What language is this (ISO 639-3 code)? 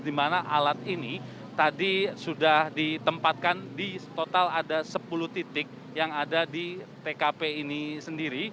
ind